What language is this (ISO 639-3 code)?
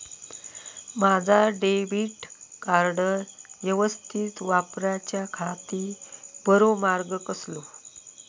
mar